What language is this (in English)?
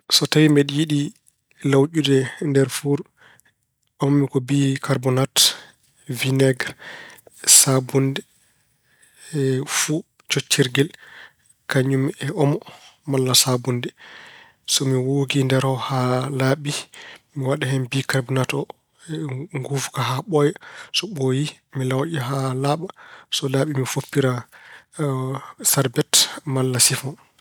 Fula